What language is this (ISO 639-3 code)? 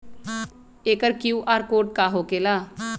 mag